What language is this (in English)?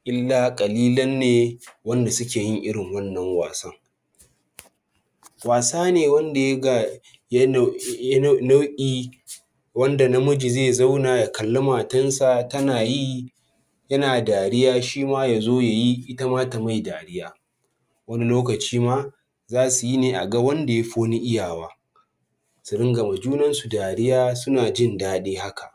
Hausa